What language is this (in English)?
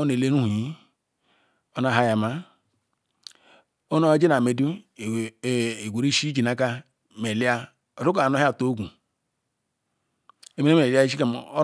Ikwere